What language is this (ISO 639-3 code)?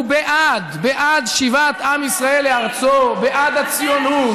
heb